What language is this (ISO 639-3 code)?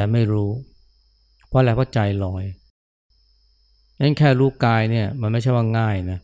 tha